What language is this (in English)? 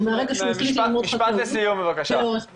Hebrew